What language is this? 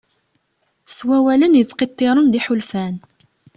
Kabyle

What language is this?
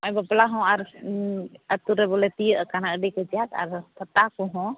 Santali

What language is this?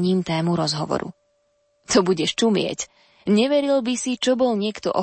Slovak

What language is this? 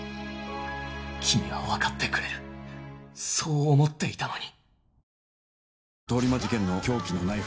Japanese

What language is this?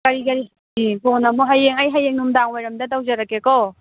Manipuri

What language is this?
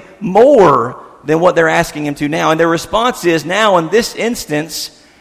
English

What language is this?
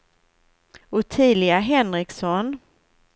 Swedish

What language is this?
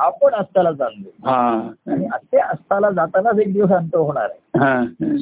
Marathi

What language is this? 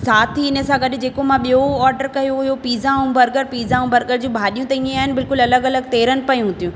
Sindhi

